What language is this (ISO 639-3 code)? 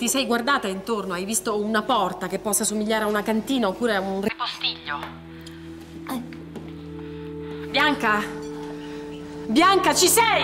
ita